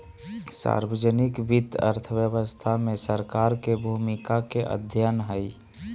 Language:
Magahi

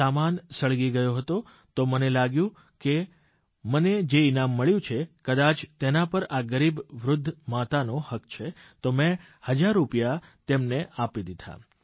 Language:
Gujarati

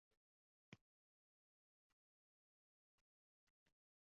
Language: Uzbek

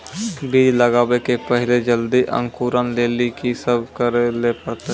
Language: Maithili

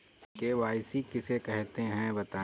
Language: Hindi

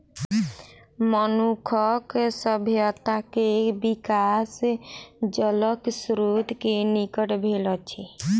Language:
Maithili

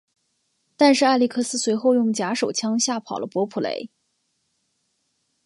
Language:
Chinese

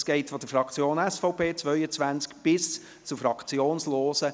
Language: Swiss German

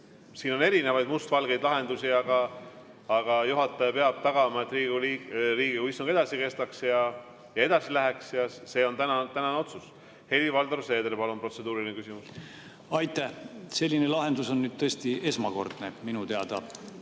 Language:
Estonian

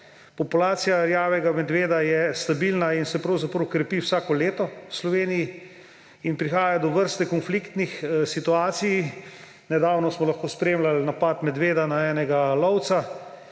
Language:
Slovenian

